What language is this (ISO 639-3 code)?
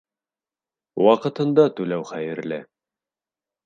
bak